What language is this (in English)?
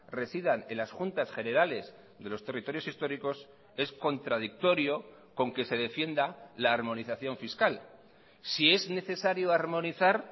Spanish